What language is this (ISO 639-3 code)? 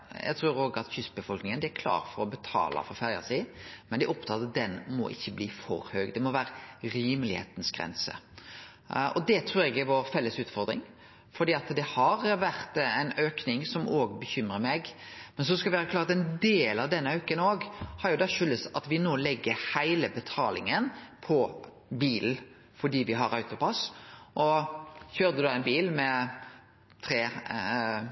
nno